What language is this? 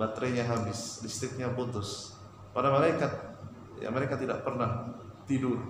Indonesian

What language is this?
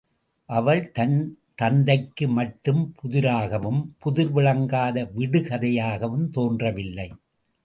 Tamil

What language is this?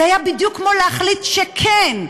Hebrew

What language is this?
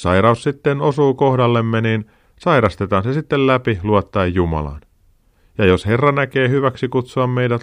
Finnish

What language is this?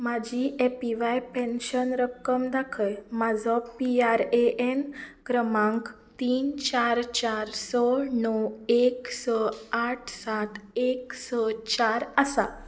Konkani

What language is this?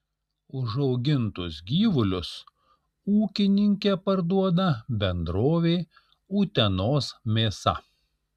Lithuanian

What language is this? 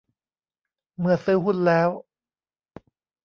Thai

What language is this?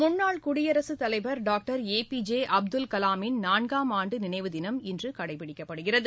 Tamil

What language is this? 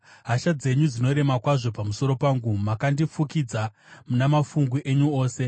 Shona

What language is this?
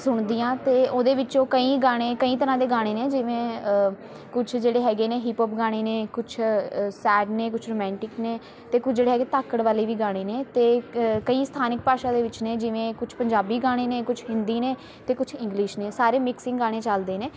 Punjabi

